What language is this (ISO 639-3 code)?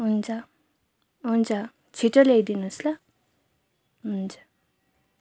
nep